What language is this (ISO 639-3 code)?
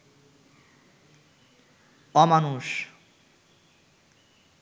ben